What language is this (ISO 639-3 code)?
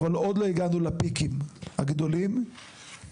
heb